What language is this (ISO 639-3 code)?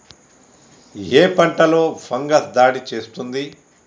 tel